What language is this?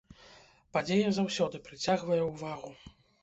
Belarusian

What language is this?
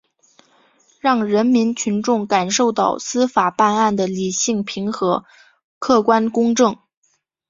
Chinese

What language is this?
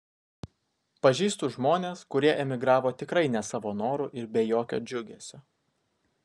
Lithuanian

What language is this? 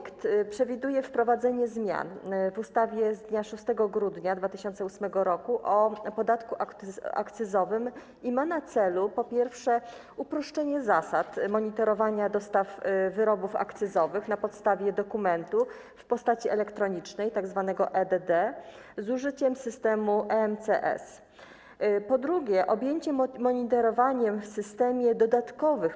Polish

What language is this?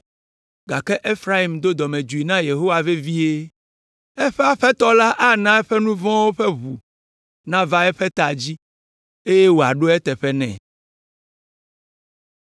Ewe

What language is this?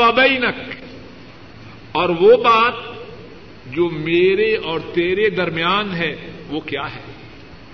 Urdu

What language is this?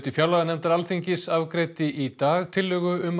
Icelandic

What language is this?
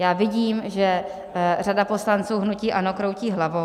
Czech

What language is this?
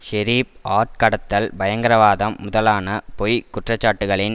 Tamil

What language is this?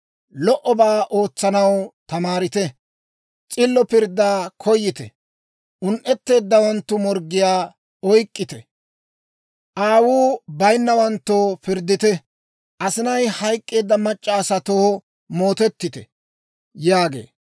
Dawro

